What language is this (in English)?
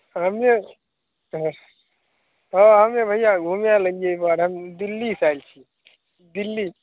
Maithili